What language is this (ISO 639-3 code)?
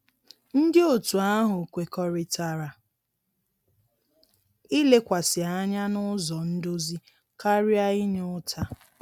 ibo